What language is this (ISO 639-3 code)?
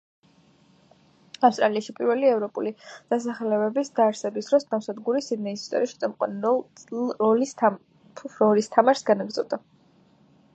kat